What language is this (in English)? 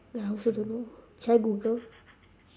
English